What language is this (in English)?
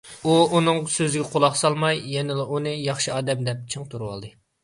Uyghur